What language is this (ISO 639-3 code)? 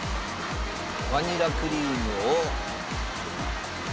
jpn